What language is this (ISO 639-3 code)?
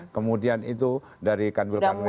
ind